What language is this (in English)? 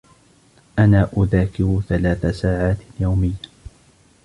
Arabic